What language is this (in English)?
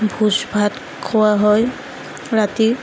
Assamese